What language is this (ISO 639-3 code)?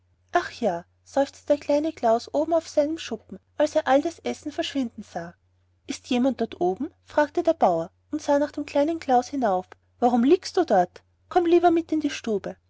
deu